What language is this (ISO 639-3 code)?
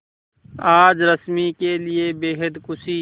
hin